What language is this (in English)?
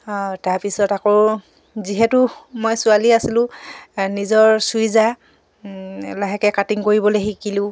Assamese